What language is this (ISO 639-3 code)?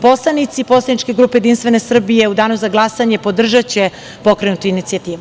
srp